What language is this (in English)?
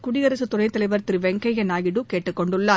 Tamil